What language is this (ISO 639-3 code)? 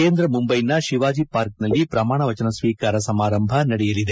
kan